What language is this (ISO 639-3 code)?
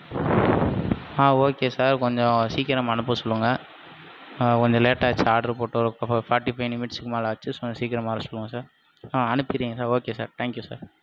tam